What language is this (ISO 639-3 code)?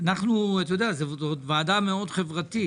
heb